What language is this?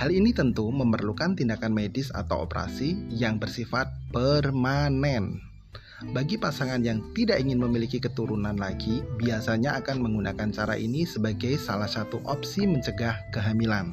Indonesian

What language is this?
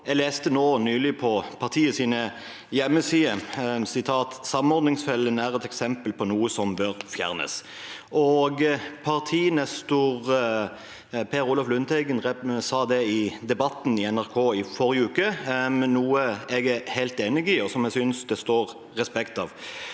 Norwegian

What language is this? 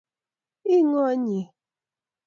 Kalenjin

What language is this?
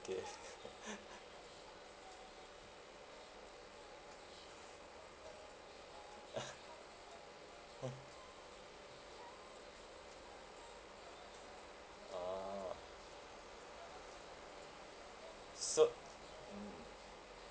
English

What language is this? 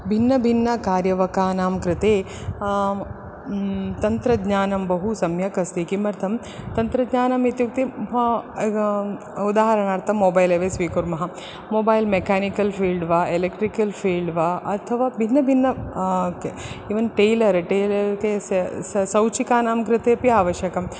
Sanskrit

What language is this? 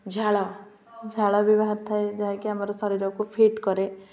Odia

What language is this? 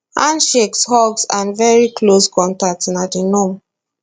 Nigerian Pidgin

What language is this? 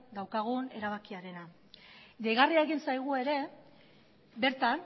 Basque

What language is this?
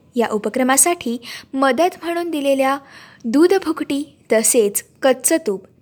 Marathi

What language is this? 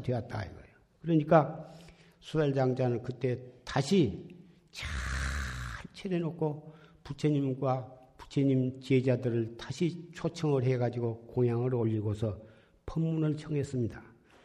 Korean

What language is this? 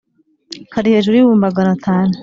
Kinyarwanda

